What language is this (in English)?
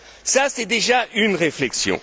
French